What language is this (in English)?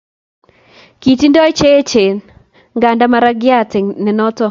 Kalenjin